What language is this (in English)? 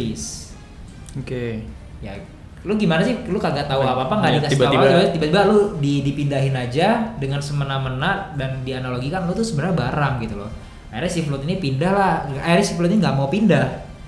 Indonesian